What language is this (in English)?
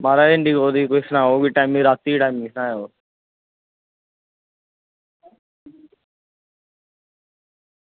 Dogri